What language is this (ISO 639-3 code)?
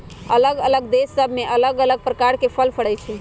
mag